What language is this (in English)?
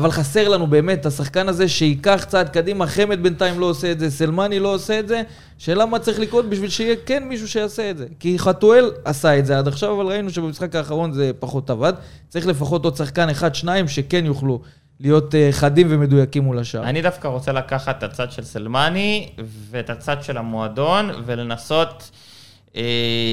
Hebrew